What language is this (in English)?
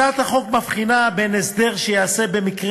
Hebrew